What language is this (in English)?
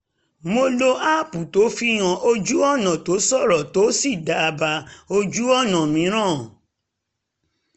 Yoruba